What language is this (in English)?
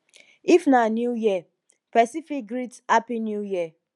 Nigerian Pidgin